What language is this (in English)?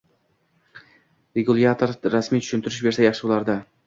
Uzbek